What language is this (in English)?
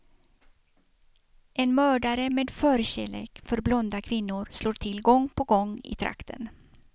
Swedish